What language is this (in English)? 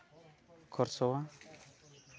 Santali